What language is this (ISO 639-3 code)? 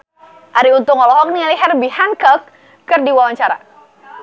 sun